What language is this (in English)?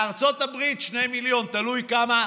Hebrew